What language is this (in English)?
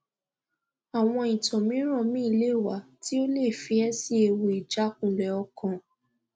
Yoruba